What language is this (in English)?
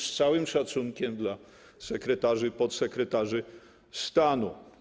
Polish